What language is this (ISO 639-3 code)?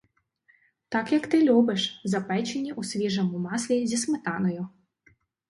ukr